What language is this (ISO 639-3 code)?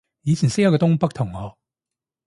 yue